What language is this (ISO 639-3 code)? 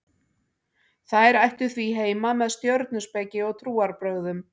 isl